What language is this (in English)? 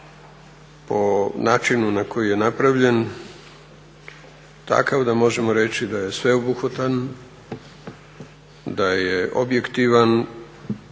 Croatian